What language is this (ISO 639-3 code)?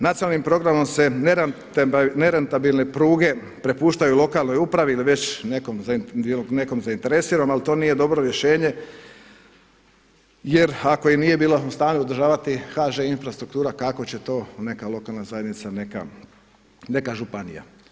hrv